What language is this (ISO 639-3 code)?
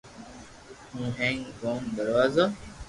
lrk